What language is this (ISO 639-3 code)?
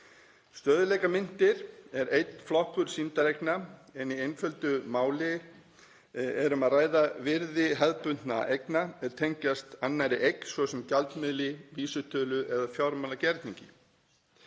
isl